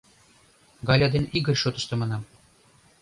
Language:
Mari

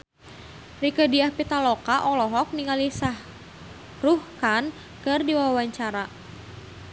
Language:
Sundanese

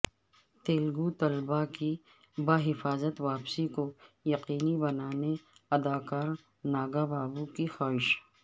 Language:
Urdu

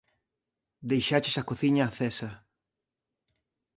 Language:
Galician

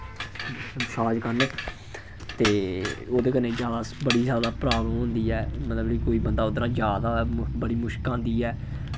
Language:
Dogri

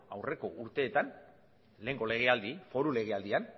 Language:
Basque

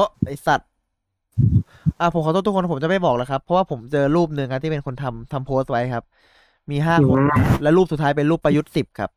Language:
Thai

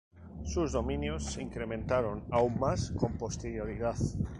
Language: Spanish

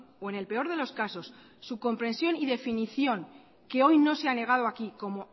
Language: Spanish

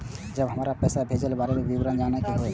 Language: Maithili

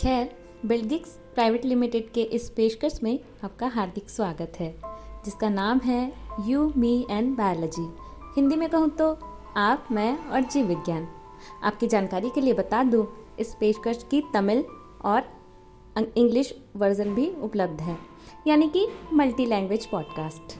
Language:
Hindi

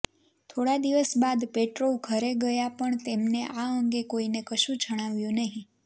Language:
Gujarati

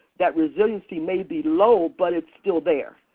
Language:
English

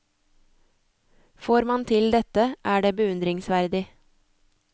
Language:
Norwegian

